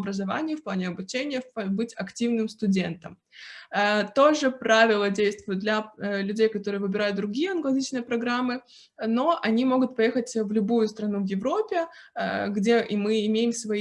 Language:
Russian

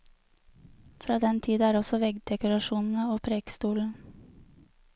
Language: Norwegian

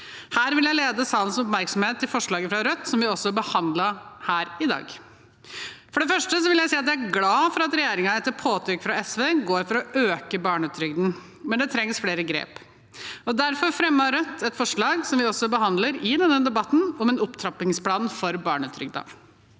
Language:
Norwegian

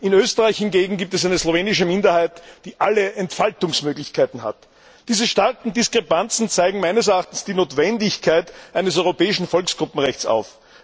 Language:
German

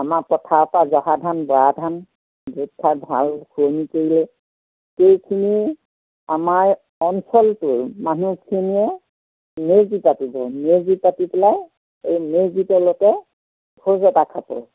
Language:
Assamese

